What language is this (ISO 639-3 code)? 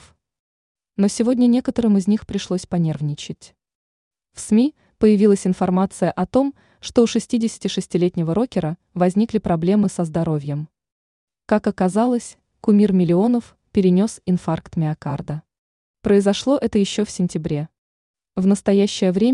rus